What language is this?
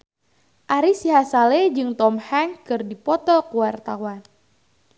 Sundanese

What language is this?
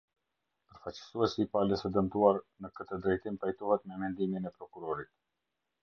Albanian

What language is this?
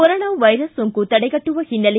Kannada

